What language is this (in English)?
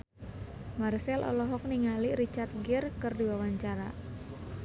Sundanese